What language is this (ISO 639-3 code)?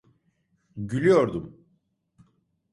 tur